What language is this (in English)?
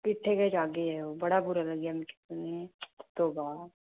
Dogri